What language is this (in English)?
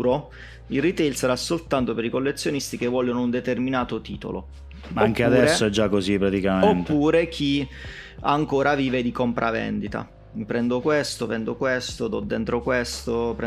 Italian